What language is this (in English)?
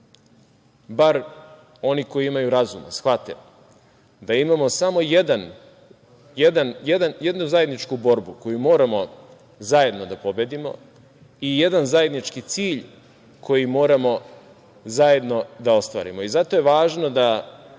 Serbian